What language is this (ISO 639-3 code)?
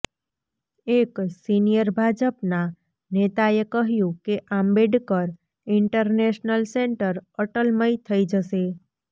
guj